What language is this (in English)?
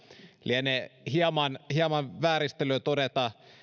Finnish